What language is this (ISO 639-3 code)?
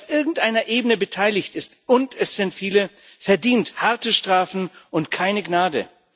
deu